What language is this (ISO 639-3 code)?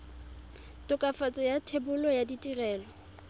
tsn